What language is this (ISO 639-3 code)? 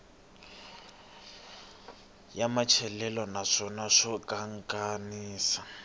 tso